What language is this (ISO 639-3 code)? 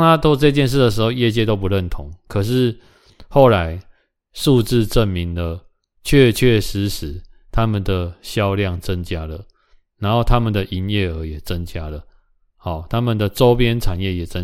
zho